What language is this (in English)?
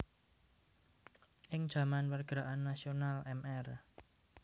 Javanese